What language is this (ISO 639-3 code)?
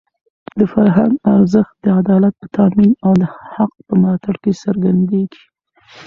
pus